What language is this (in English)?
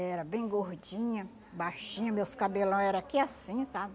Portuguese